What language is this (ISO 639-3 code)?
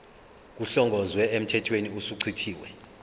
zul